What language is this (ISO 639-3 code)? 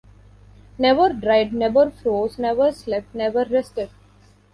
eng